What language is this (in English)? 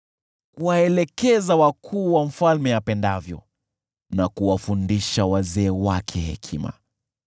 Swahili